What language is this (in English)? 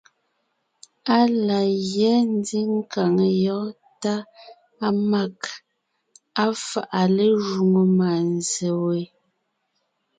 Ngiemboon